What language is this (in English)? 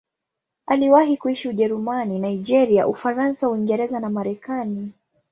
Swahili